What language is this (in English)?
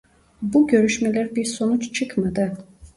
Turkish